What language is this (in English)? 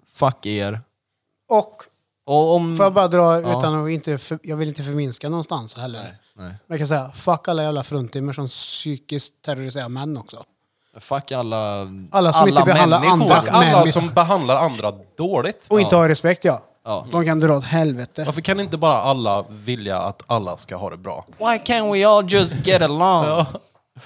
Swedish